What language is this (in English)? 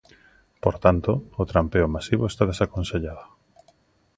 Galician